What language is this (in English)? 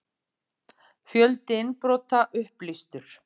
Icelandic